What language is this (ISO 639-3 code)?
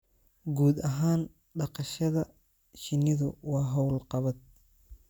som